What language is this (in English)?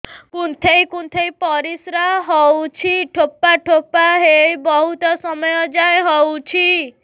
Odia